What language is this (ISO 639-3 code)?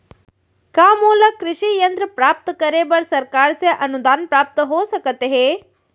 hne